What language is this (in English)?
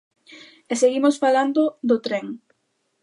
Galician